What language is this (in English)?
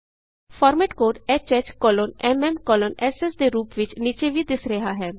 Punjabi